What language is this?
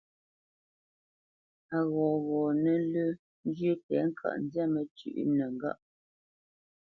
Bamenyam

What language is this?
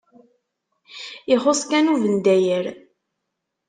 Kabyle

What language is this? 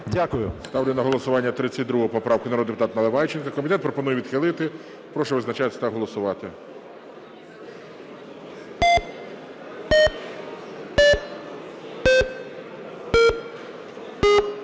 Ukrainian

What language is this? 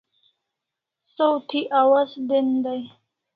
Kalasha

